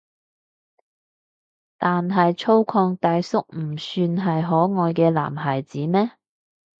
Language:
Cantonese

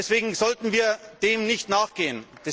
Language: German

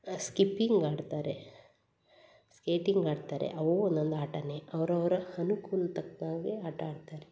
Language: Kannada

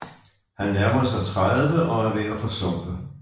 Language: Danish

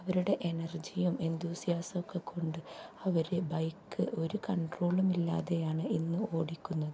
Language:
Malayalam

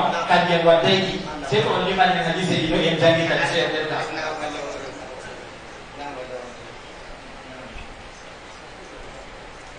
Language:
Indonesian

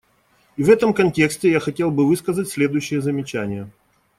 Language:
Russian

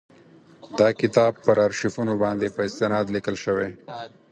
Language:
Pashto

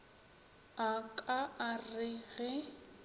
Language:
Northern Sotho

